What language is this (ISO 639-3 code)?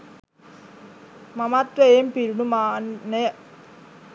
sin